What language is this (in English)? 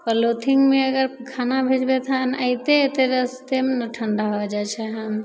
Maithili